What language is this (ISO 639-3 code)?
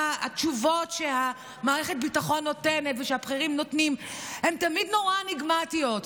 heb